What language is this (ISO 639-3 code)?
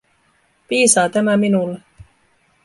fin